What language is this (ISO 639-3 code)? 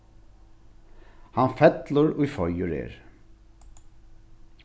fao